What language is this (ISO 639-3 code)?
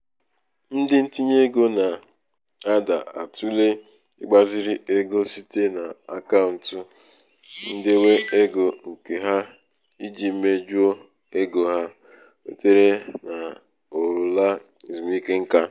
ibo